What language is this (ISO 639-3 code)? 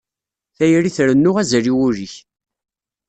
kab